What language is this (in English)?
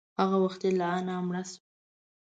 Pashto